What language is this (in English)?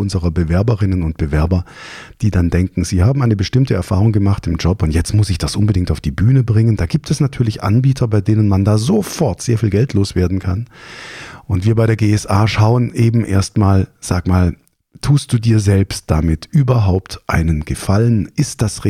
German